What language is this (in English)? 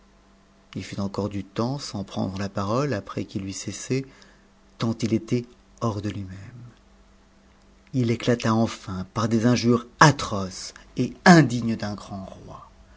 French